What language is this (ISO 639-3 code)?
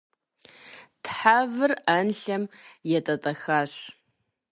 kbd